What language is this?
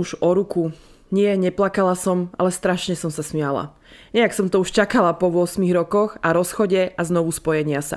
Slovak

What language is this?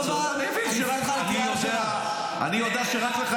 Hebrew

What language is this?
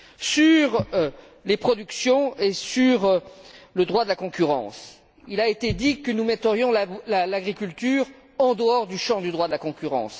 French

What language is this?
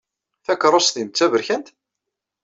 Kabyle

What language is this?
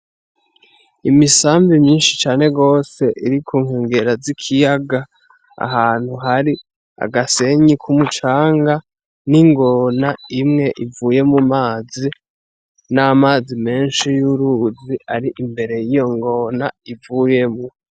Rundi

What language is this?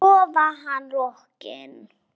Icelandic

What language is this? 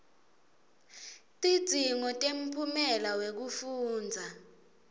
Swati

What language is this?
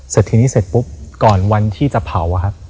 Thai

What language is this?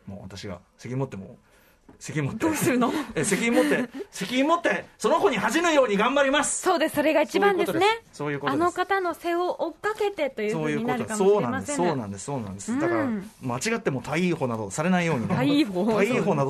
Japanese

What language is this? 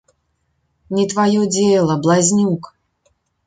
Belarusian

